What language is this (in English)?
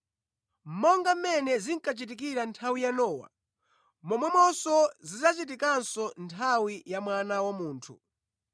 Nyanja